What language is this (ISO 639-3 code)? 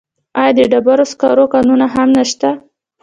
pus